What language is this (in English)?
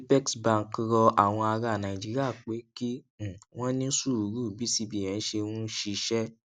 Yoruba